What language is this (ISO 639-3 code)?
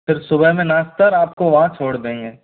hin